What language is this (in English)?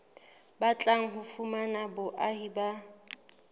Southern Sotho